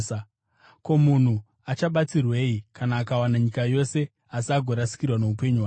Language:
Shona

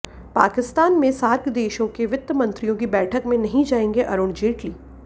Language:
Hindi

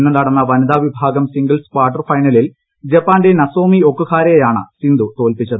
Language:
Malayalam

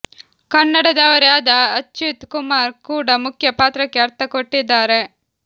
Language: Kannada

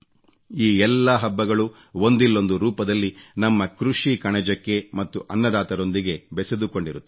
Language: Kannada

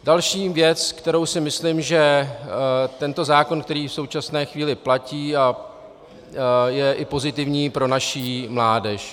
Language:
Czech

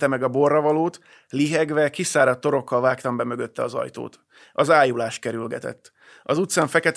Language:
Hungarian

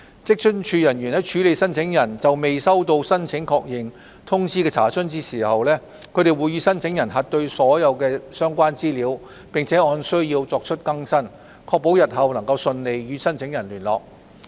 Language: Cantonese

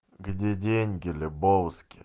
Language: Russian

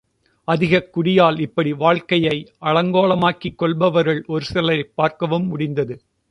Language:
Tamil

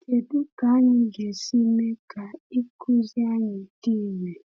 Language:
Igbo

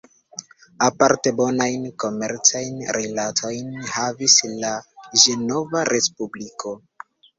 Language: Esperanto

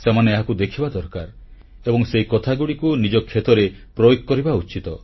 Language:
Odia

